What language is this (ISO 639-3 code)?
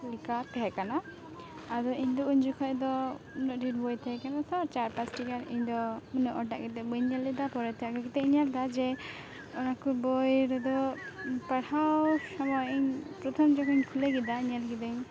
sat